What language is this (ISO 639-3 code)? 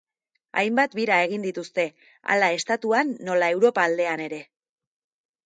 eus